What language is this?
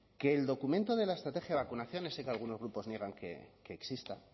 Spanish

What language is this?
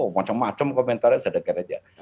Indonesian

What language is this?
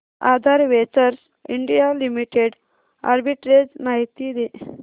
Marathi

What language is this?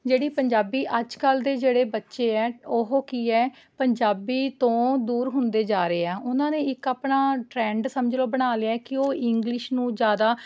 Punjabi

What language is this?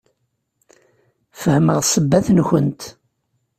Kabyle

